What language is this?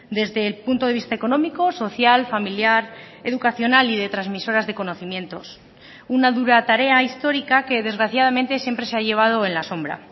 Spanish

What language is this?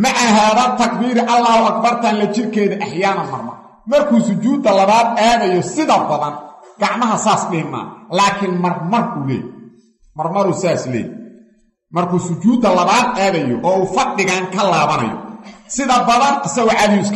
Arabic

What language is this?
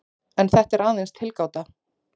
Icelandic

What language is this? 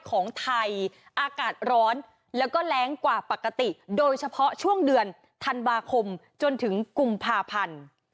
Thai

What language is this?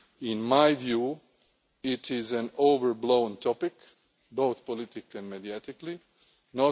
English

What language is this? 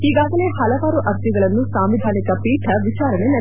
Kannada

